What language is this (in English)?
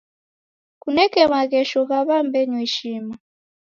Taita